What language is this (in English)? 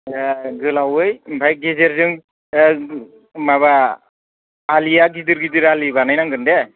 Bodo